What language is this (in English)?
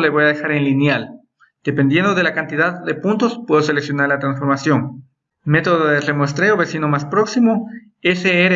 Spanish